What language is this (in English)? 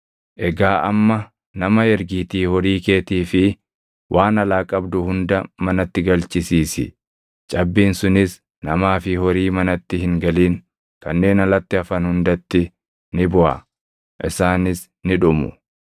Oromo